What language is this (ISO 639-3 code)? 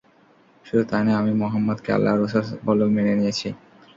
ben